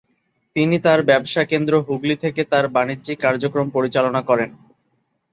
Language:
Bangla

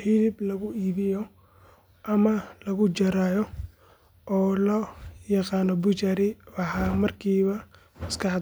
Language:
Somali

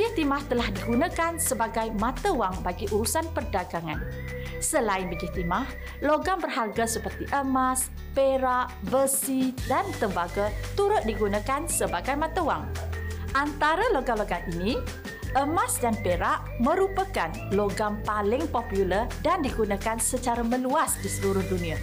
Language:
Malay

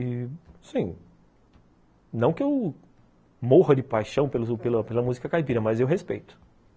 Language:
Portuguese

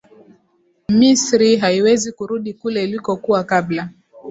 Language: Swahili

